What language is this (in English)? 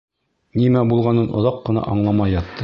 Bashkir